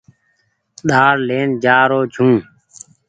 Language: Goaria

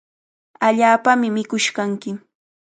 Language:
Cajatambo North Lima Quechua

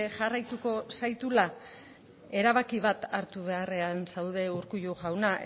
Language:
Basque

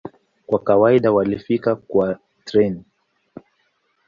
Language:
Swahili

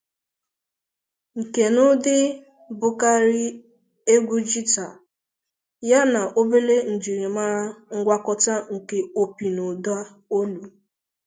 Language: Igbo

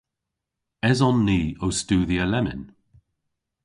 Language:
Cornish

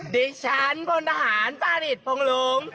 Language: Thai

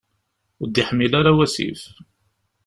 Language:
Kabyle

